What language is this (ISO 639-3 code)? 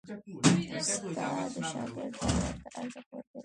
pus